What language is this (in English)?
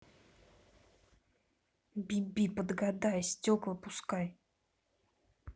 Russian